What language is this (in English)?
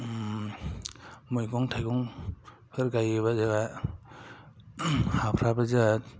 Bodo